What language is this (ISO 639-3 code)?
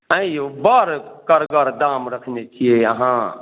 mai